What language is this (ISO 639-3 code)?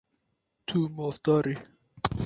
kur